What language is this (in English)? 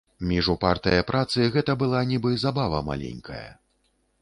Belarusian